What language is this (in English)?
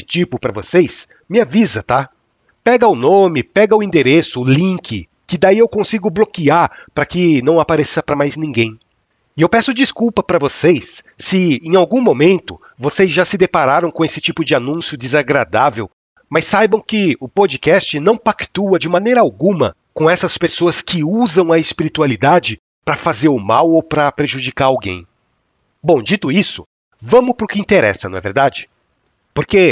Portuguese